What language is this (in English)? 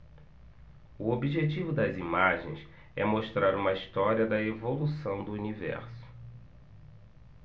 Portuguese